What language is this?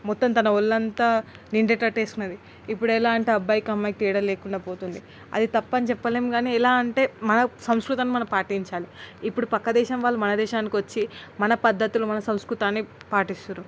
Telugu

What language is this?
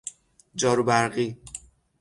Persian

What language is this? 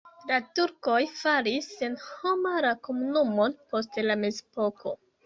Esperanto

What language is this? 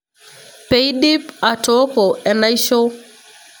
Masai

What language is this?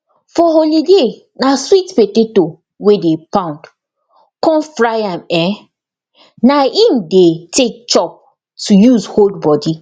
Nigerian Pidgin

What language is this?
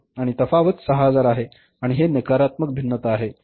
Marathi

